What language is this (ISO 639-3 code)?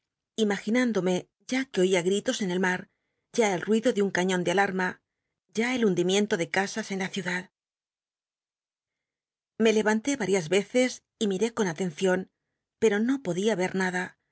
spa